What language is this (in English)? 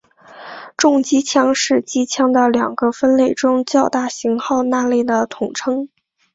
Chinese